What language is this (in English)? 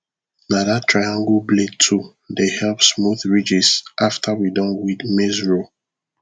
Nigerian Pidgin